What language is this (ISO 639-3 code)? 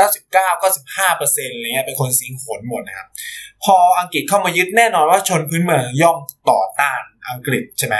tha